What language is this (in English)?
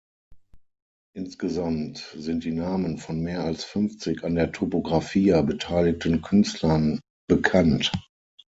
German